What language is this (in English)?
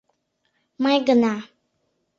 Mari